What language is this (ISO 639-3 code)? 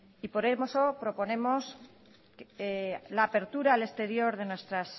spa